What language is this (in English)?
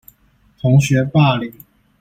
Chinese